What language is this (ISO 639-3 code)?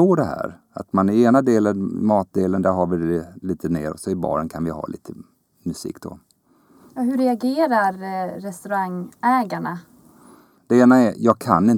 swe